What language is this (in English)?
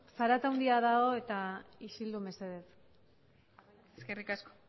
Basque